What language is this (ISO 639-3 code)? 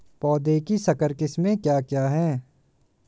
hin